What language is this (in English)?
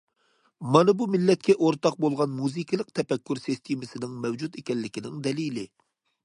Uyghur